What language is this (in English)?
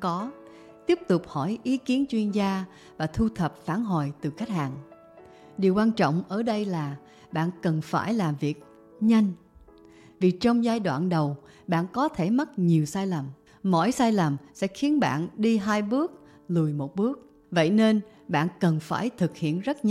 Vietnamese